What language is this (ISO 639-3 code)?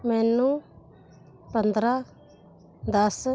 pan